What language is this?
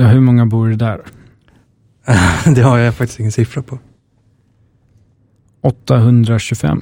Swedish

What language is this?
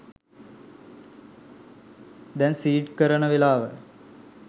Sinhala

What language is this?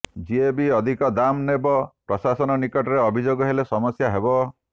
Odia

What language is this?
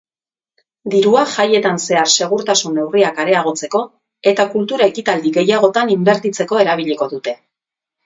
Basque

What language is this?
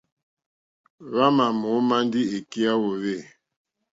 Mokpwe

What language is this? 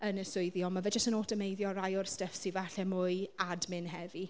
Welsh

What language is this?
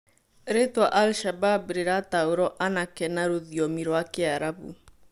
Kikuyu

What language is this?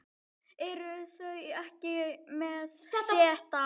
Icelandic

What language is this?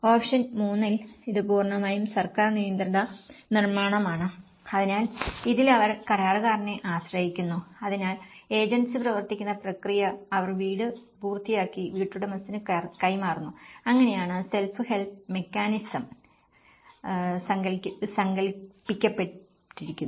Malayalam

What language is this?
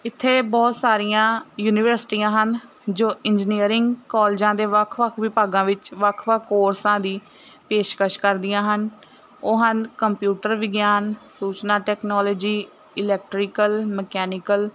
Punjabi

